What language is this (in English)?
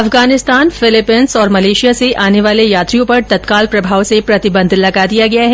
Hindi